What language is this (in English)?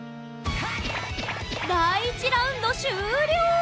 Japanese